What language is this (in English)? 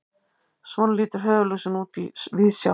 Icelandic